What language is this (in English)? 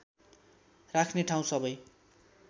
Nepali